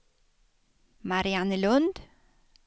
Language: Swedish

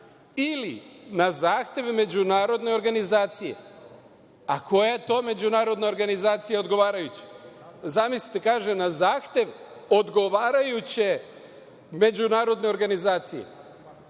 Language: Serbian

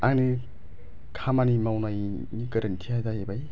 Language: Bodo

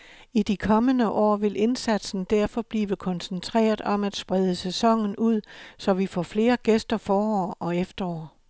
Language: Danish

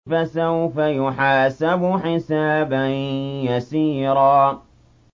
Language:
Arabic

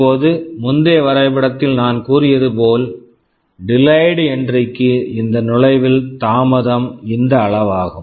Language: Tamil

